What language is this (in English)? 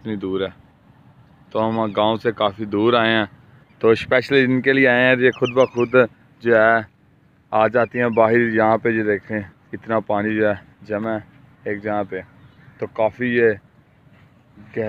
Romanian